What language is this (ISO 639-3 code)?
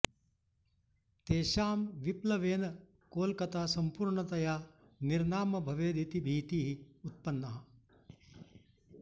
san